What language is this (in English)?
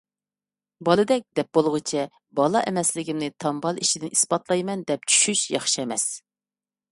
Uyghur